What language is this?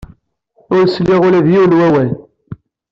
Kabyle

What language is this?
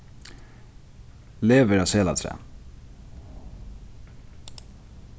Faroese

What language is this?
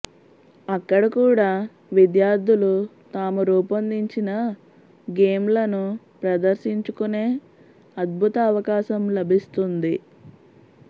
Telugu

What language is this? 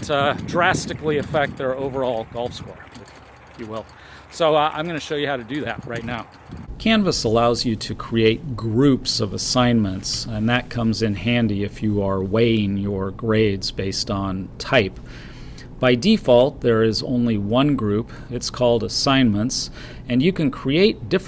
English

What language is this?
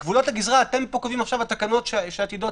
Hebrew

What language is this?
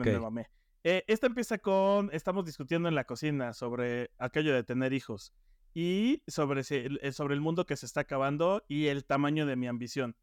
Spanish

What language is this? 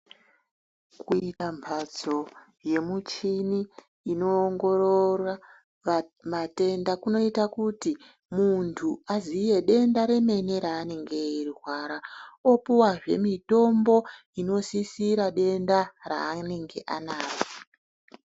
Ndau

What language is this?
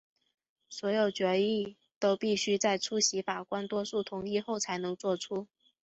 Chinese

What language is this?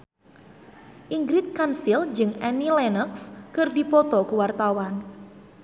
Sundanese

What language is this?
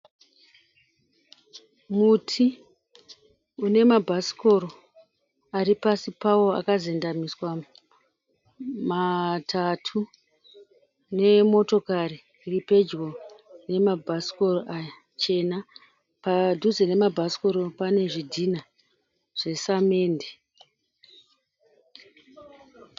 Shona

